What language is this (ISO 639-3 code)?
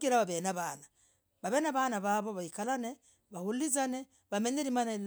rag